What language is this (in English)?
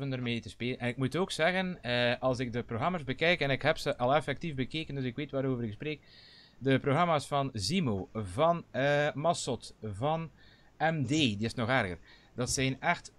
Dutch